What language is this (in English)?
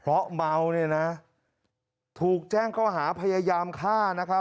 Thai